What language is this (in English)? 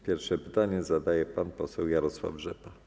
Polish